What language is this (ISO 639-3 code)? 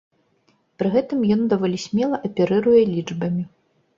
bel